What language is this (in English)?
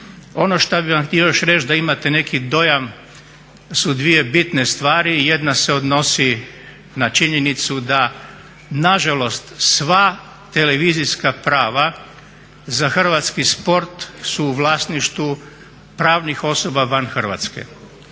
Croatian